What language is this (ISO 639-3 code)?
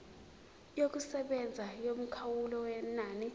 zul